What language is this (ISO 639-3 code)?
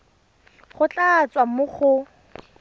tsn